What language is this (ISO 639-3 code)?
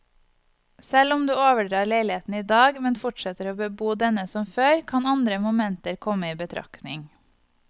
nor